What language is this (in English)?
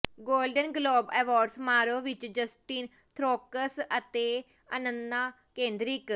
Punjabi